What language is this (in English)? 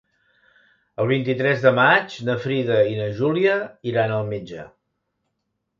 Catalan